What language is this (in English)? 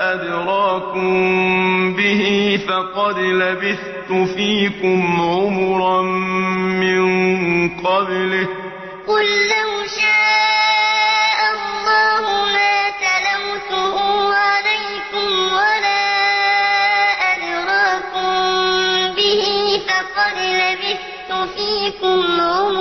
Arabic